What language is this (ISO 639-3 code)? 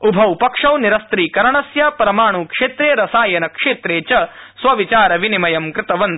san